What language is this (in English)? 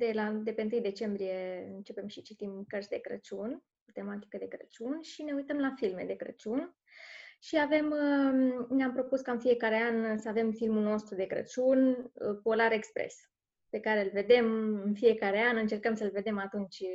Romanian